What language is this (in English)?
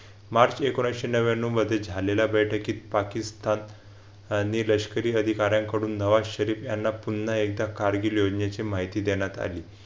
Marathi